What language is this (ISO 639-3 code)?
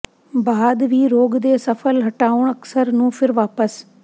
pan